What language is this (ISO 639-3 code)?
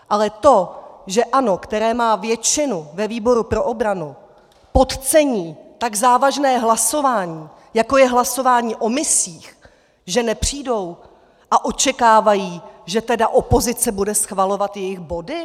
ces